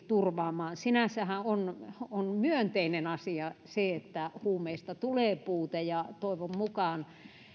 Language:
Finnish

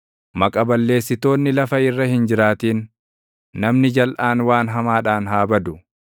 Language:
Oromo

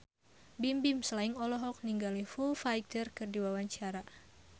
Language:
Sundanese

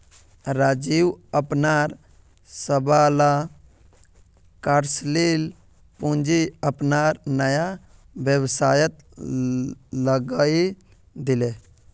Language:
Magahi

